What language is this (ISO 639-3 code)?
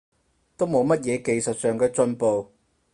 yue